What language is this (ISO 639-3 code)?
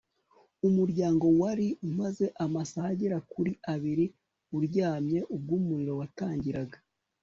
kin